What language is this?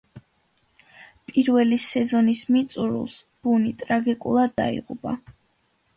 Georgian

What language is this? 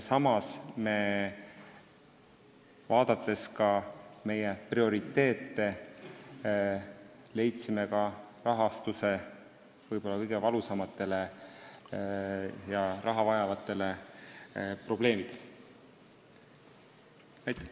Estonian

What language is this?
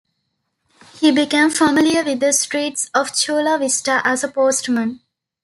English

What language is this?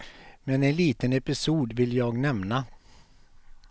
Swedish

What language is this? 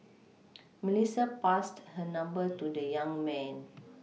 English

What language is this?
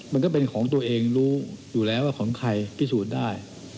Thai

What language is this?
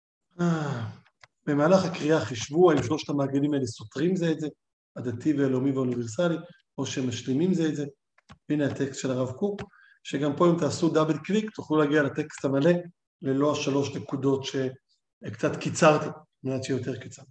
Hebrew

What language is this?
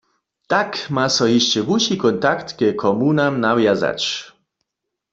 Upper Sorbian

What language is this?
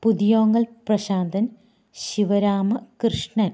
Malayalam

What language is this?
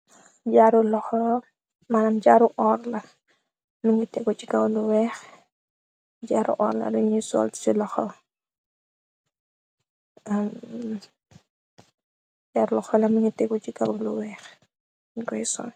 Wolof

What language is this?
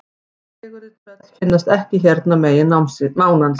Icelandic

